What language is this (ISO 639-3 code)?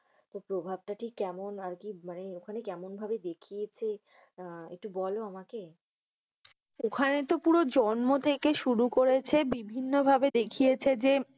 ben